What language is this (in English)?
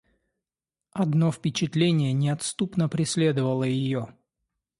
Russian